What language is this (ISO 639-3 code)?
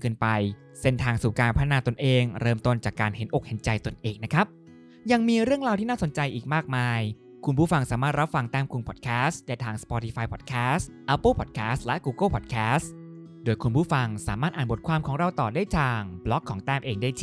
tha